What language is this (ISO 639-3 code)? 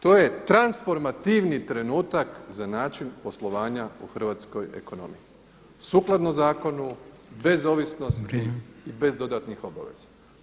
hrv